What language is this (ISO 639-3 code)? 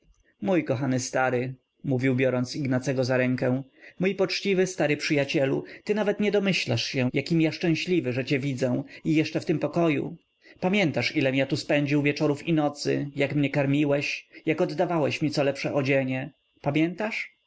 pol